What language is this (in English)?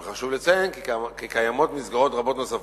Hebrew